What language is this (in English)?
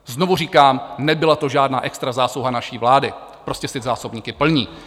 Czech